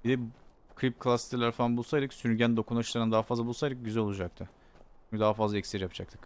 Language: Turkish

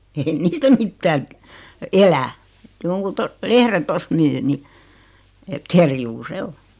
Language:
Finnish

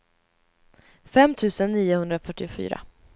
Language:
Swedish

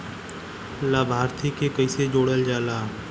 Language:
Bhojpuri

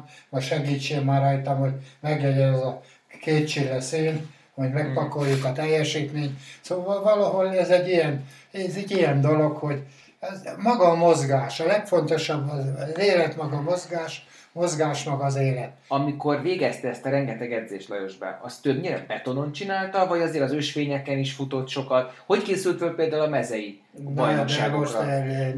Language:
Hungarian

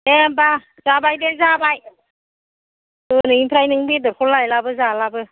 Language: Bodo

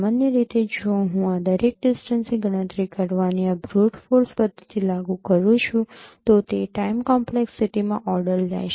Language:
Gujarati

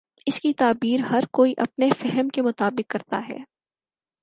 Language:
Urdu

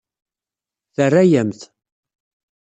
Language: Kabyle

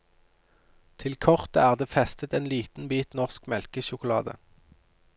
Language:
Norwegian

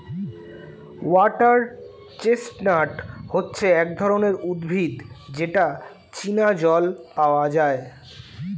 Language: Bangla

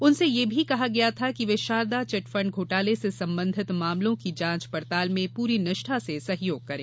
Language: Hindi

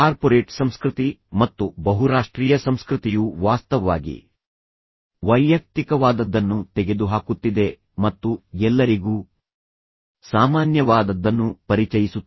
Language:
Kannada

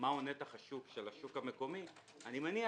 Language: Hebrew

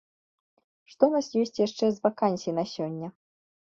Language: Belarusian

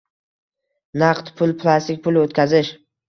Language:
Uzbek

